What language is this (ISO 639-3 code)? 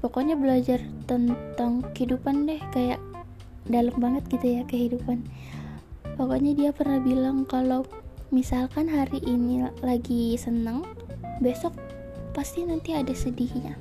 ind